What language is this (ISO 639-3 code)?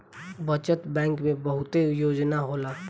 bho